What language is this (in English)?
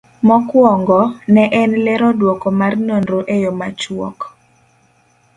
Luo (Kenya and Tanzania)